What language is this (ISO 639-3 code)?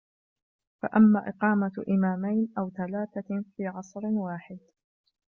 ara